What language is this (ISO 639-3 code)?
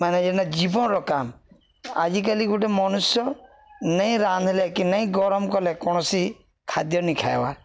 ori